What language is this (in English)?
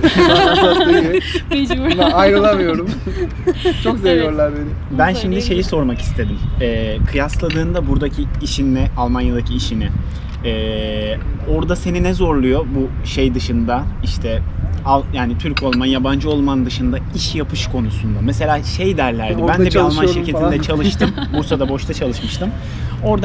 Turkish